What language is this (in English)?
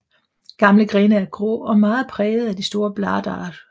Danish